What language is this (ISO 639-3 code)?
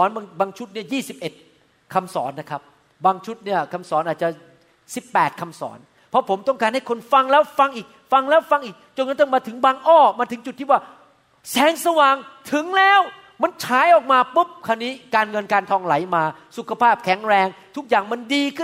tha